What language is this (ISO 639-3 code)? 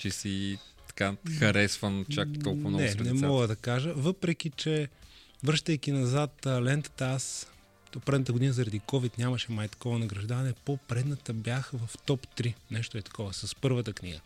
bul